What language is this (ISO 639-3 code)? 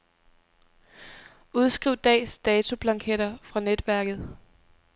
dan